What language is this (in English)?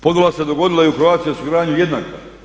Croatian